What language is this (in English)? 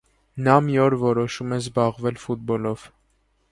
Armenian